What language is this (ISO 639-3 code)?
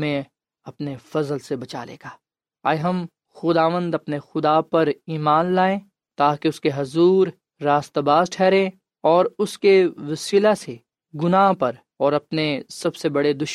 urd